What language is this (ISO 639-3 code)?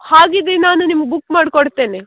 kan